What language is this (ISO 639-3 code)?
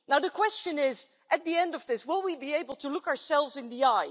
eng